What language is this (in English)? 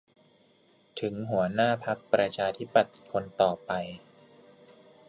Thai